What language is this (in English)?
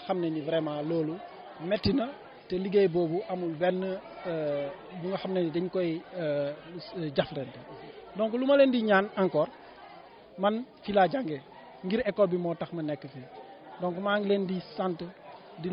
French